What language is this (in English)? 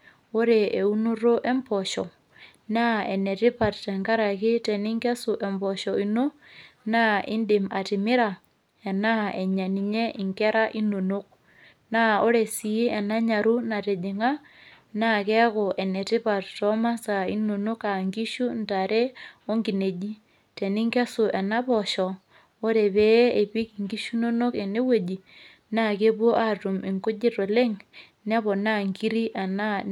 Masai